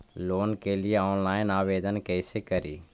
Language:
Magahi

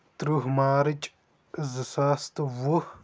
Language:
Kashmiri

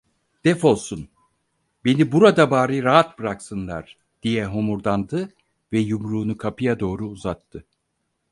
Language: Turkish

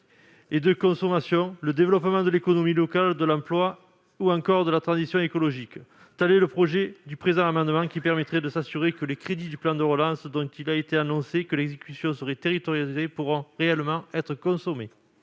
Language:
French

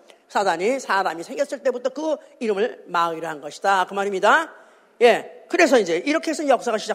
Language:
Korean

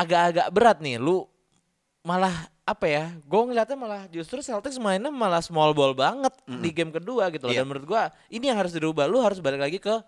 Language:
Indonesian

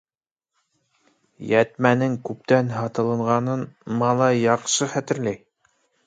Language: Bashkir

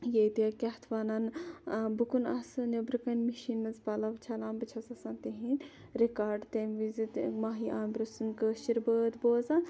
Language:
Kashmiri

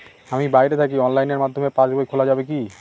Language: Bangla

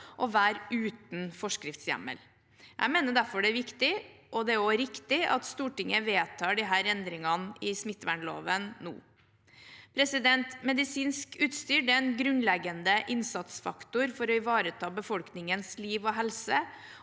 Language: Norwegian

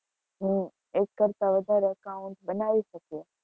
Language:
Gujarati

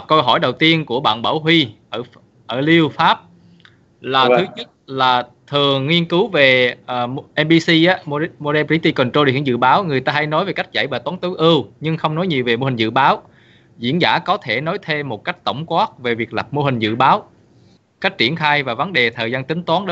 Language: Vietnamese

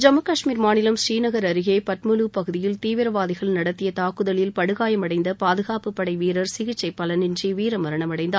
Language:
Tamil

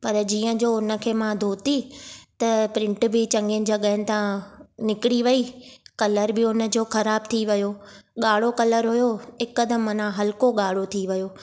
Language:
Sindhi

